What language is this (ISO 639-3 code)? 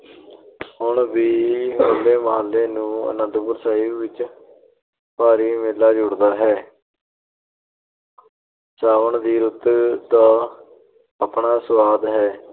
pan